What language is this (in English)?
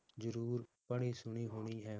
Punjabi